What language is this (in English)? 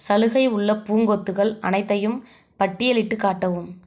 Tamil